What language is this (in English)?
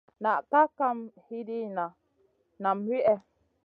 Masana